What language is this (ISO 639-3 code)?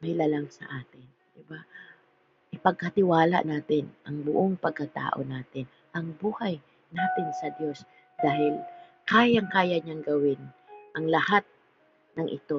fil